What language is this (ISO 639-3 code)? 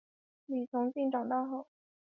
zho